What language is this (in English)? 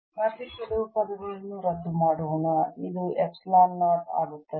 Kannada